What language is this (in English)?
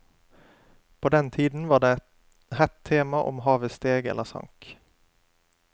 Norwegian